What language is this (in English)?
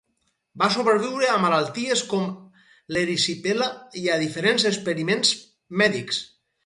Catalan